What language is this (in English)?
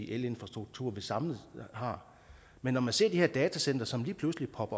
Danish